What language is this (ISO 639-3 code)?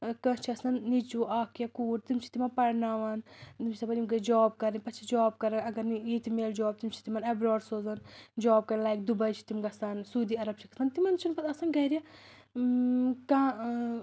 kas